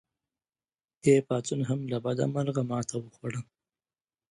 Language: Pashto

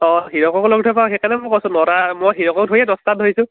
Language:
Assamese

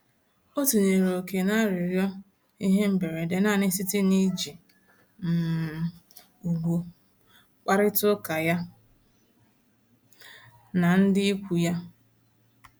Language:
Igbo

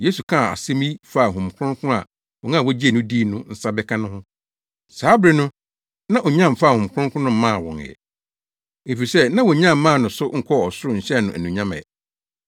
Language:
Akan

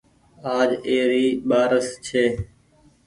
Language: Goaria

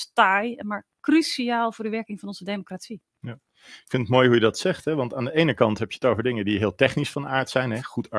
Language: Dutch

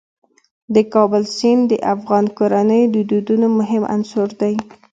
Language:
Pashto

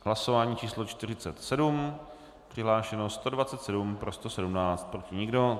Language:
Czech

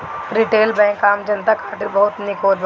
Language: Bhojpuri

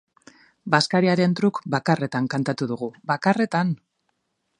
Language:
Basque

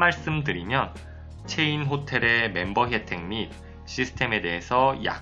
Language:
Korean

